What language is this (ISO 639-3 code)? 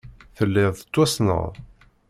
kab